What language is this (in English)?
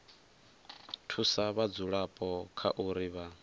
Venda